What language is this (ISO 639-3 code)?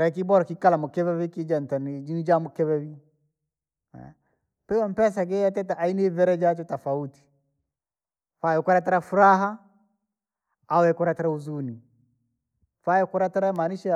lag